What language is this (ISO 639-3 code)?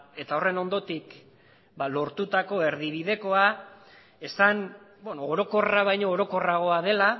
eus